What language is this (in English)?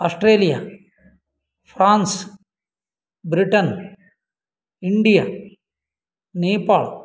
Sanskrit